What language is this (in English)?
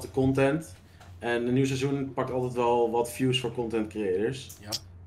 Dutch